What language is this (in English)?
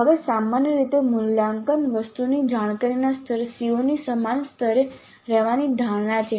Gujarati